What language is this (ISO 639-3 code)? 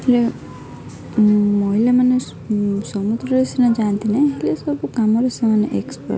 ori